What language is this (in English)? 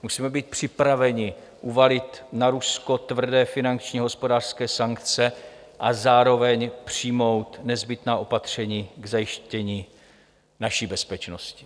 Czech